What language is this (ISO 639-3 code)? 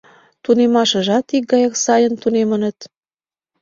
chm